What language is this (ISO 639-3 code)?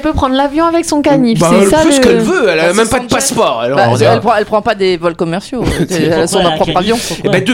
fra